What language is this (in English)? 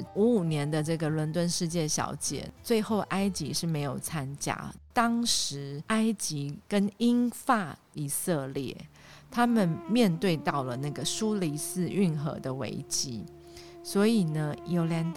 Chinese